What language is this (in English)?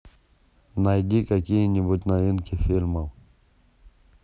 Russian